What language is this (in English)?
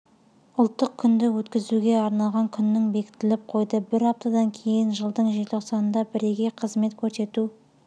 Kazakh